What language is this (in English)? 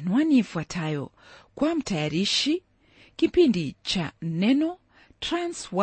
Swahili